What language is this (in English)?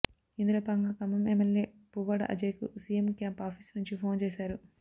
Telugu